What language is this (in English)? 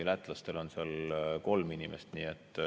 Estonian